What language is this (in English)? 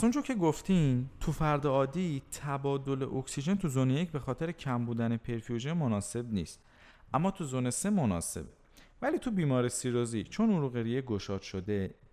Persian